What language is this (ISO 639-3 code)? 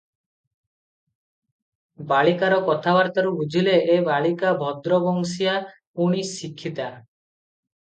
ori